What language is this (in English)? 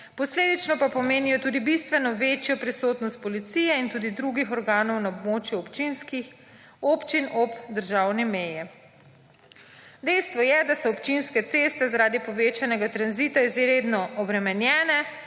Slovenian